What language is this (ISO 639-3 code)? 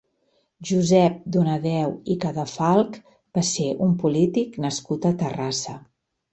cat